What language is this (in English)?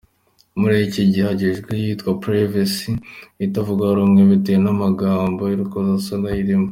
Kinyarwanda